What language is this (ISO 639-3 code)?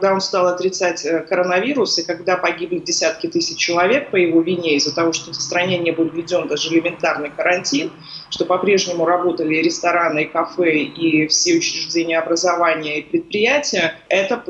rus